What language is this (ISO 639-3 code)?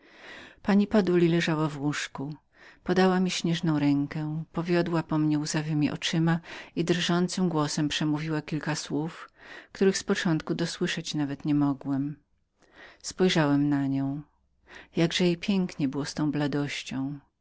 pol